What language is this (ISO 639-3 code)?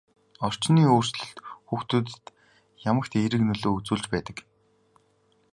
mon